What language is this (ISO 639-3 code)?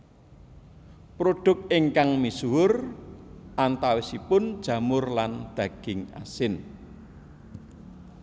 jav